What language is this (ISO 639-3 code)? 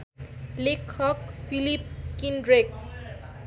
nep